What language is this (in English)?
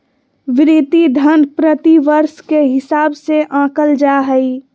Magahi